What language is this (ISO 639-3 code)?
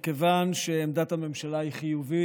heb